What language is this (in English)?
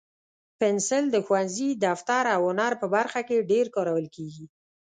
Pashto